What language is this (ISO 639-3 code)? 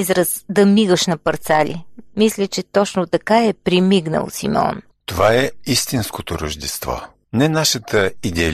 bul